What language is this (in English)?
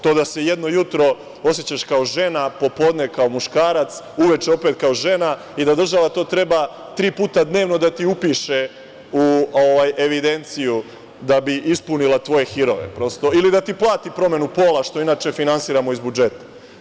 Serbian